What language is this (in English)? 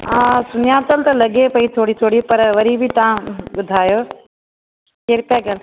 Sindhi